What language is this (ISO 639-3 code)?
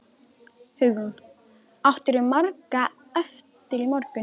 isl